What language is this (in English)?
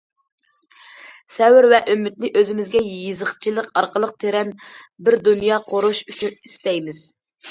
Uyghur